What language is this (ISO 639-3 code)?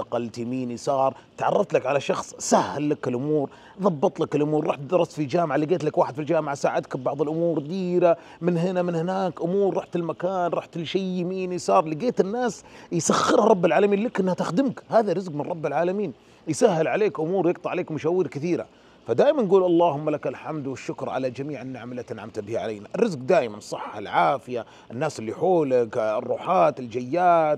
ara